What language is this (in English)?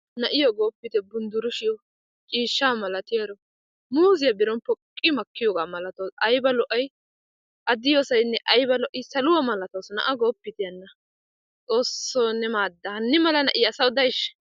Wolaytta